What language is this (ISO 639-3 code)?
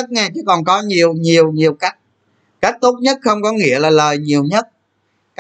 vie